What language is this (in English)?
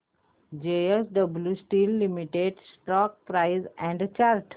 Marathi